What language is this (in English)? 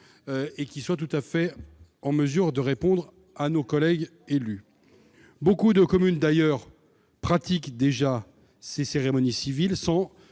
French